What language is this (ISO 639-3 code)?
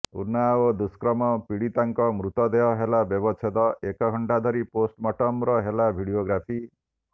ori